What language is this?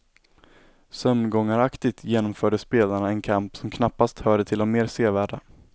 Swedish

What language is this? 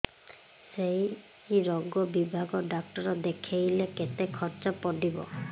Odia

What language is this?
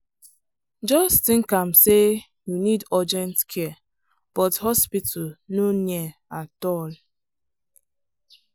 Nigerian Pidgin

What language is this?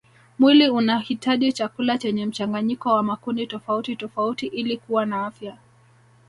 Swahili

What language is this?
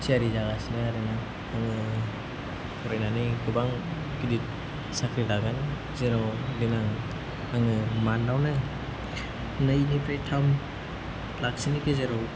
Bodo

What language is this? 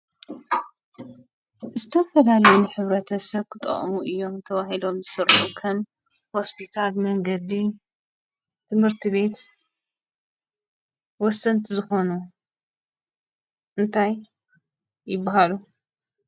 Tigrinya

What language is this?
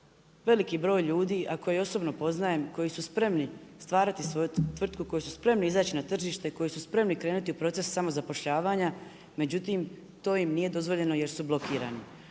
Croatian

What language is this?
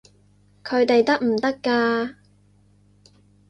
Cantonese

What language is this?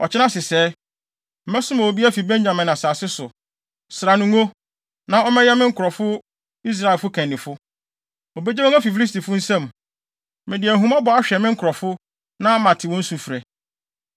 Akan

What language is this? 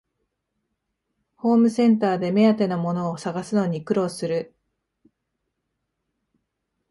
Japanese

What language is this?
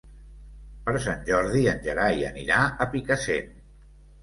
Catalan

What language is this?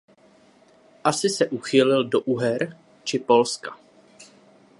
Czech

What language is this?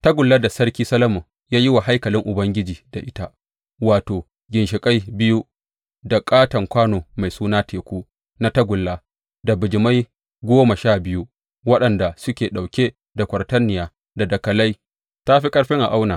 Hausa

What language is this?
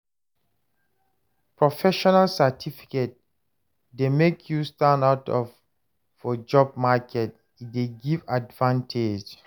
Nigerian Pidgin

